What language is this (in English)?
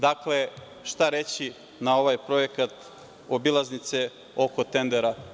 Serbian